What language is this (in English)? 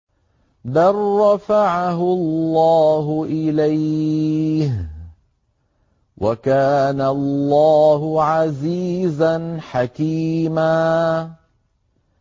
Arabic